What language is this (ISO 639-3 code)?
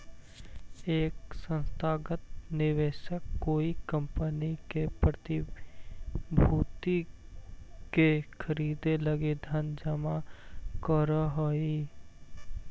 mag